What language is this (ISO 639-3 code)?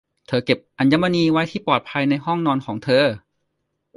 tha